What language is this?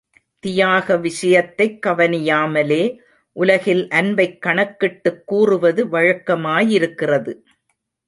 Tamil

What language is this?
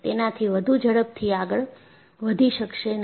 Gujarati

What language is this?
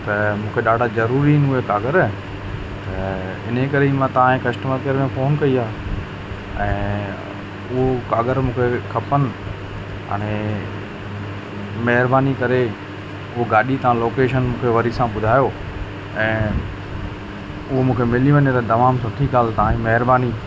Sindhi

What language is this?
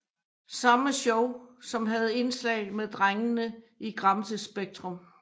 Danish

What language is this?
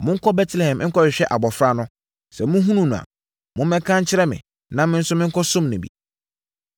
Akan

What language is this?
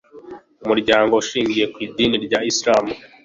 Kinyarwanda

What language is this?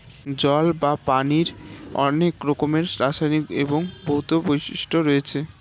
Bangla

